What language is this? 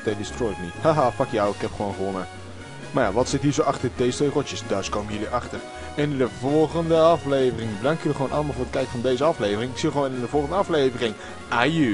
Dutch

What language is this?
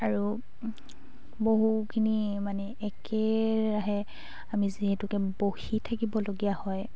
Assamese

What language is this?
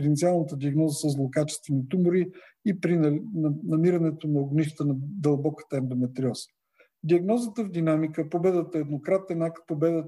Bulgarian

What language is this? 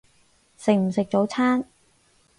Cantonese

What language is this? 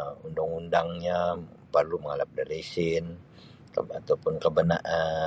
Sabah Bisaya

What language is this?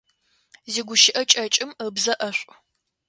Adyghe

